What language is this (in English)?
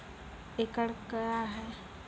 Maithili